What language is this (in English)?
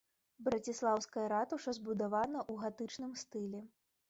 Belarusian